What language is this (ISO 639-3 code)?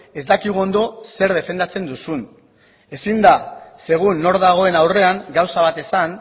eus